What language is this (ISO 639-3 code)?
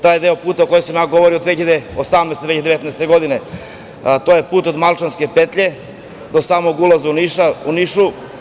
srp